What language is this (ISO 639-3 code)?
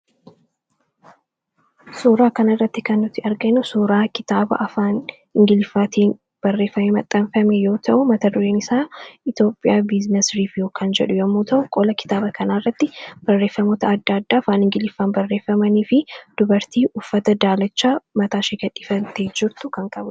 orm